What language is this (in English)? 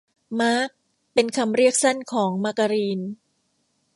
Thai